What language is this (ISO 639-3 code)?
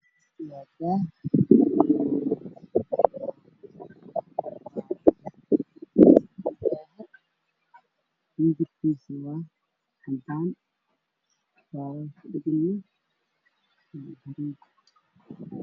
som